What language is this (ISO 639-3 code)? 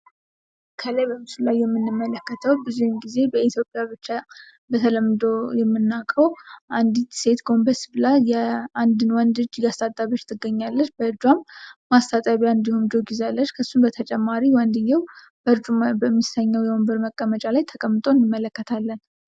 amh